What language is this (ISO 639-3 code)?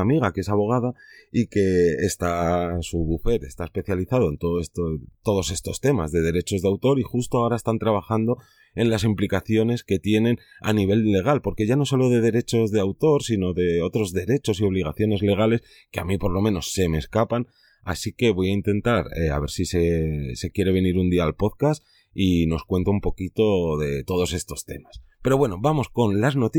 spa